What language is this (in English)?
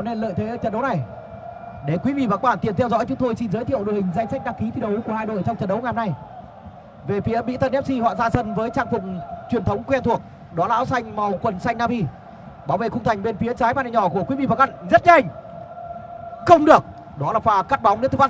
Vietnamese